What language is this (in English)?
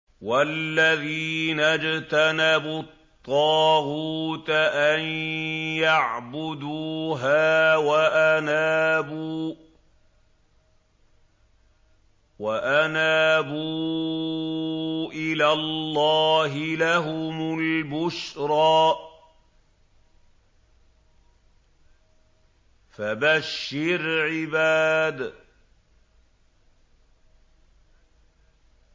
Arabic